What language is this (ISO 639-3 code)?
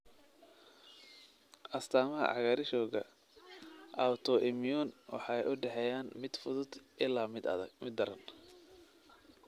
som